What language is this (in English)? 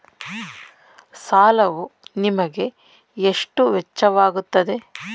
Kannada